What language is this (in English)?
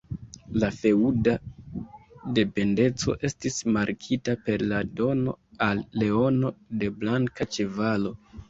Esperanto